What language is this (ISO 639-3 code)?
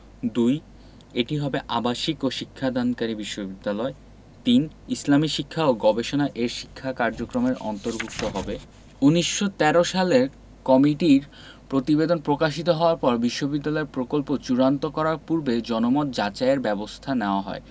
ben